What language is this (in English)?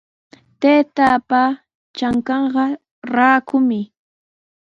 Sihuas Ancash Quechua